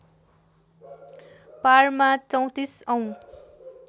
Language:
Nepali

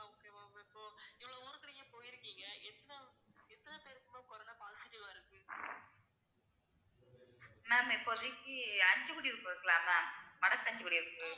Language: Tamil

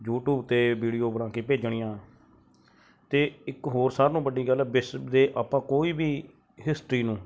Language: Punjabi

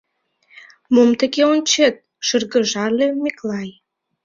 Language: Mari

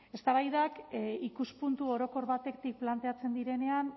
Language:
Basque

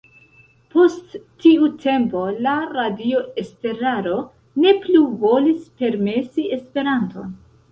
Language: Esperanto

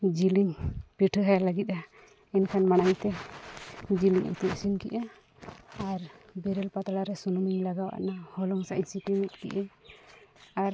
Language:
Santali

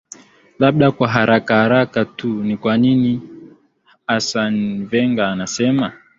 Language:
Swahili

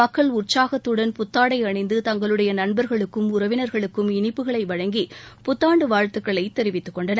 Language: Tamil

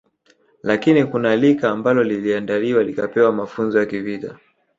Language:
Swahili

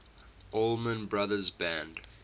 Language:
English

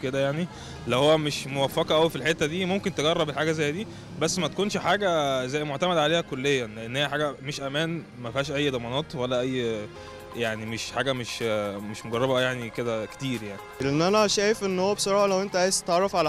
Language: Arabic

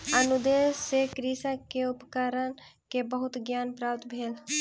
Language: Maithili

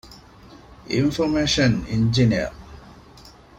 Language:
Divehi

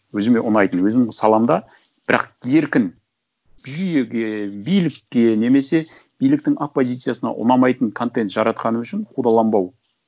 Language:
Kazakh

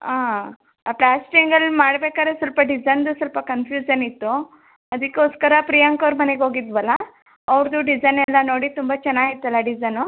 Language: Kannada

